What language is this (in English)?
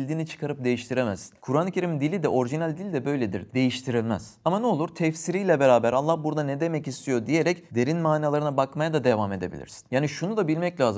Turkish